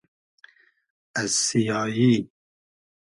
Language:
Hazaragi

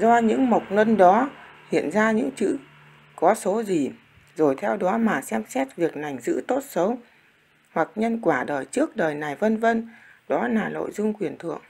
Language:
Vietnamese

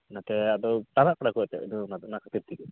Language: Santali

